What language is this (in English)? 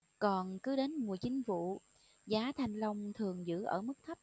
Vietnamese